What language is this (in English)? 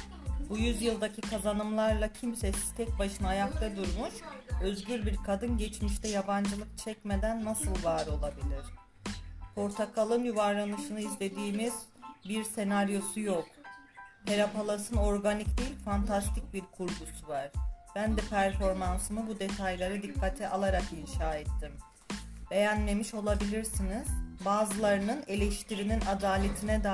Turkish